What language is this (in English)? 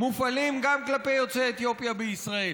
Hebrew